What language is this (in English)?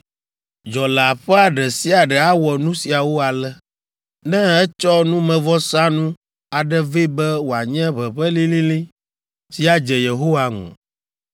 Ewe